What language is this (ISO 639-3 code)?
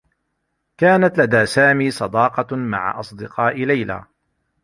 ara